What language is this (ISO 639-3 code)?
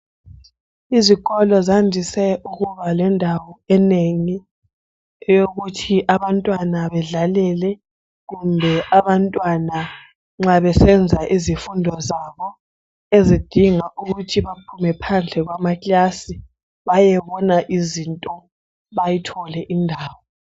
nde